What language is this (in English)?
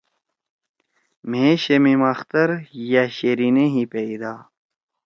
Torwali